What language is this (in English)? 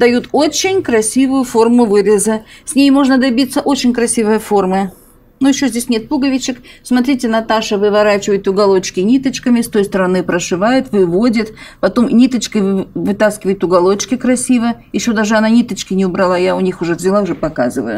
Russian